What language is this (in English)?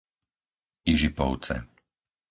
Slovak